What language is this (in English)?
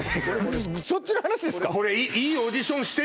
Japanese